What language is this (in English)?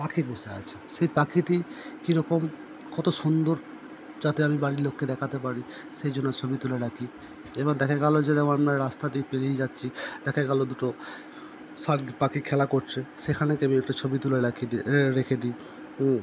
Bangla